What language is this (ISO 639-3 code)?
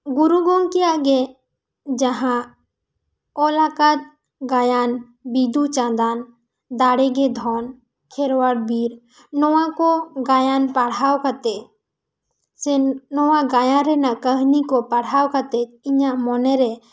sat